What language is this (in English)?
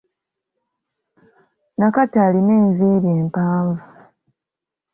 Ganda